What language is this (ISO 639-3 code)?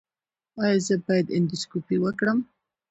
pus